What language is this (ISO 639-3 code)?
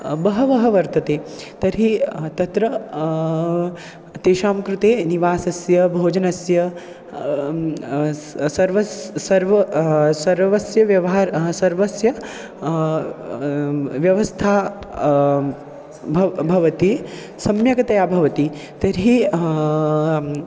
san